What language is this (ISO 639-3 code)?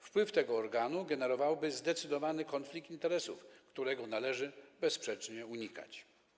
pol